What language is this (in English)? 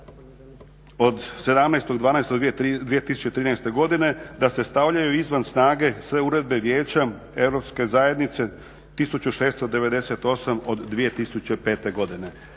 Croatian